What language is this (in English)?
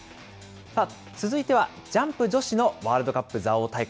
Japanese